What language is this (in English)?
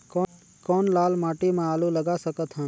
Chhattisgarhi